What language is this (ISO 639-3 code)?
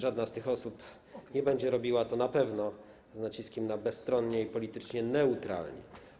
pol